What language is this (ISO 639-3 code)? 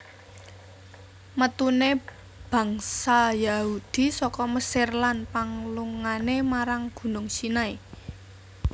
jav